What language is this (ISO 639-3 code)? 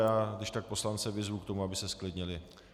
ces